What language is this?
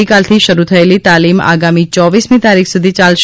Gujarati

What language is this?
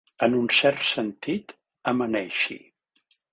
Catalan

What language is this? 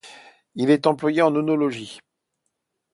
French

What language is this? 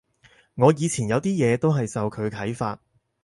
Cantonese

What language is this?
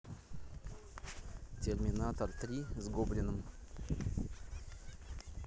Russian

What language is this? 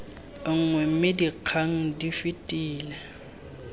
Tswana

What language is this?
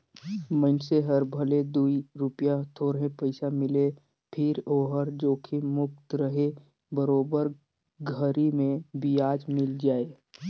Chhattisgarhi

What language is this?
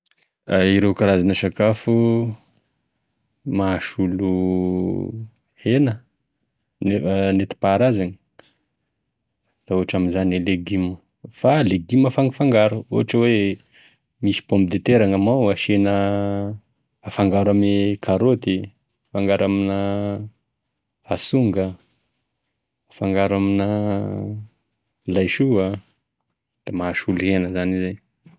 Tesaka Malagasy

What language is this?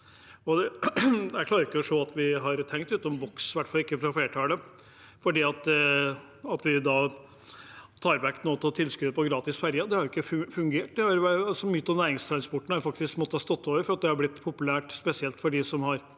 Norwegian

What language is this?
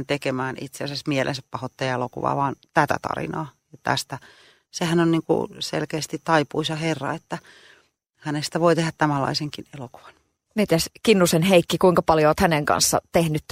Finnish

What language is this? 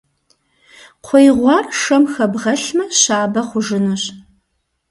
Kabardian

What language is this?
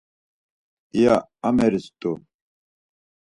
Laz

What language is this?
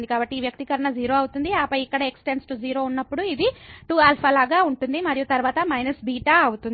Telugu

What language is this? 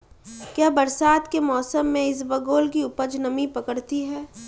Hindi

